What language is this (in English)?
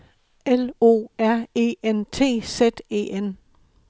Danish